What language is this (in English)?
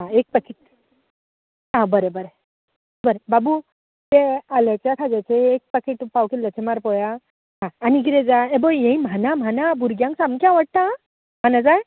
Konkani